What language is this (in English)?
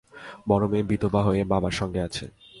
Bangla